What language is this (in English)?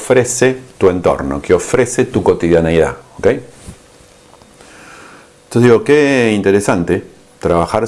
Spanish